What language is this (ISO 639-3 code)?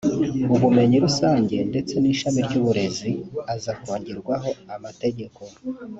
kin